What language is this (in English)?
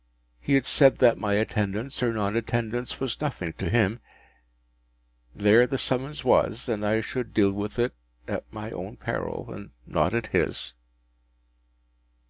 English